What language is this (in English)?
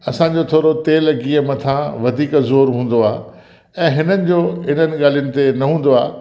Sindhi